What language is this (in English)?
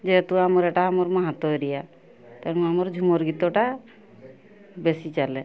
Odia